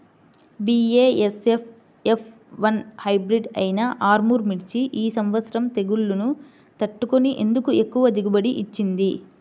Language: Telugu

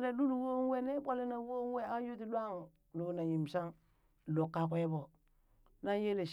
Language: Burak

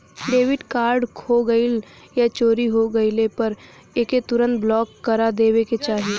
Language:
Bhojpuri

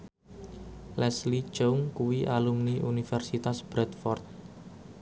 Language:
Javanese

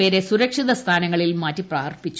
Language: Malayalam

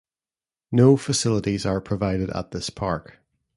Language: English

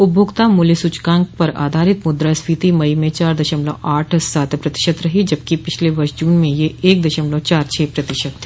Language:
Hindi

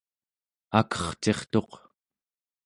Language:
Central Yupik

